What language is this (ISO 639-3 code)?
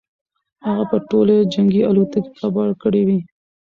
pus